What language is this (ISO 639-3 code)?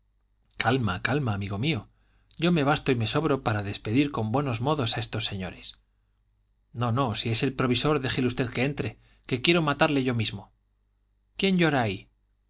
spa